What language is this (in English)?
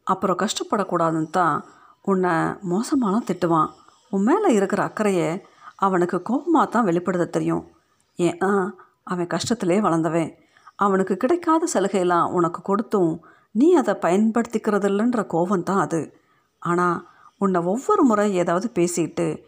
Tamil